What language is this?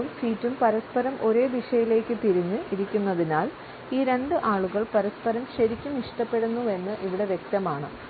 Malayalam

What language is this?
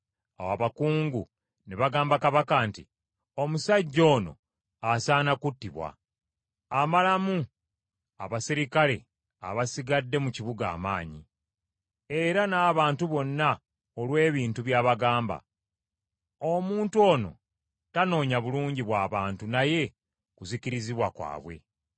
Ganda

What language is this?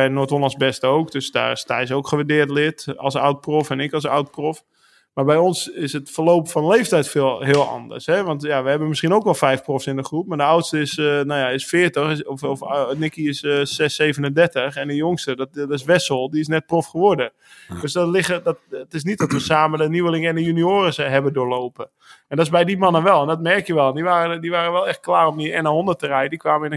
Dutch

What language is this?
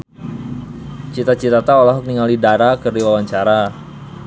Sundanese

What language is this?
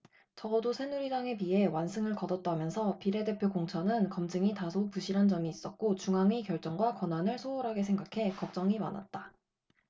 Korean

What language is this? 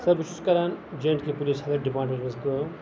Kashmiri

